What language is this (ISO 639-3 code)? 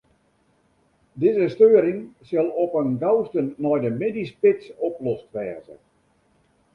fry